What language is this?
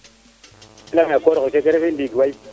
Serer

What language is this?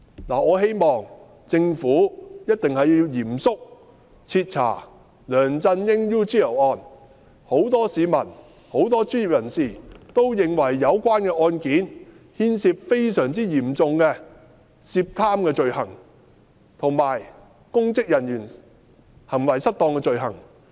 Cantonese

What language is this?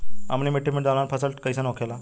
Bhojpuri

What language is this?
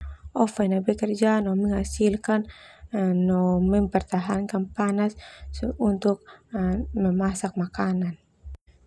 Termanu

